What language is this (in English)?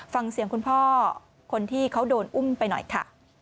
Thai